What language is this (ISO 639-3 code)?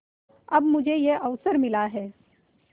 hin